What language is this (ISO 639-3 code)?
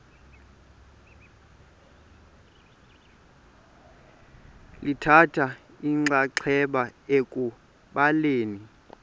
xho